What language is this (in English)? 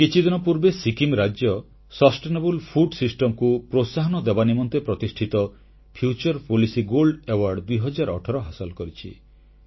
Odia